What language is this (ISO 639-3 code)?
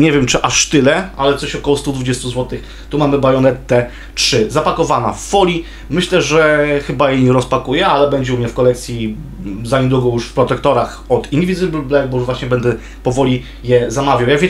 pol